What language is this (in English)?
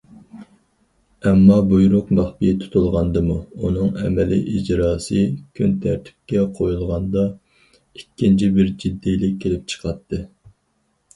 Uyghur